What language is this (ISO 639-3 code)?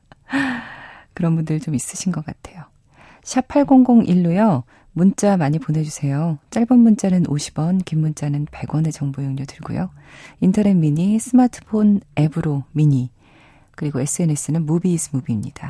kor